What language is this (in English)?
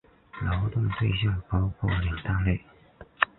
Chinese